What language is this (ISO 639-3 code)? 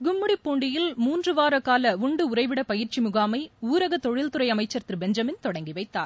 tam